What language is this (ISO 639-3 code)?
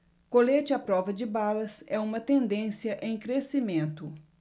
por